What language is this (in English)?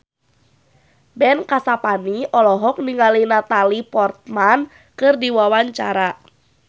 Sundanese